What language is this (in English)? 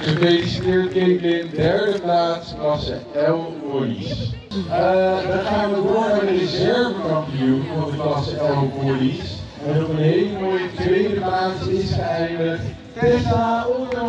Dutch